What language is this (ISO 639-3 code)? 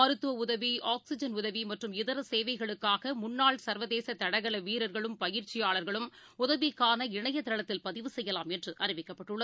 tam